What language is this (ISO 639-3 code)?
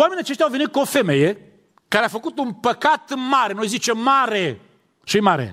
ron